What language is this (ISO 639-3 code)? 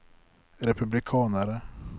nor